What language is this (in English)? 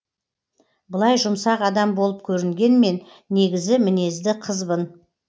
Kazakh